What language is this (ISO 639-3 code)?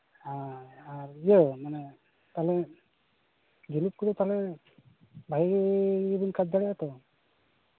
sat